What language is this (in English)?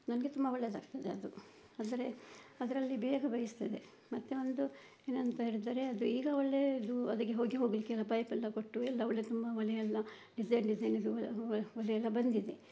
Kannada